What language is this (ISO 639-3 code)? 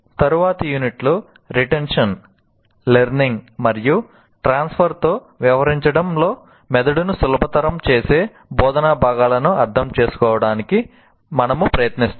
tel